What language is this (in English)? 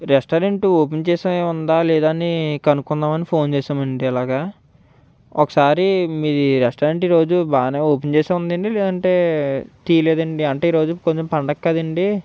Telugu